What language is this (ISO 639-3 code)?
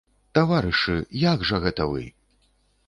bel